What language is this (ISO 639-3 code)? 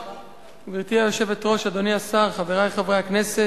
heb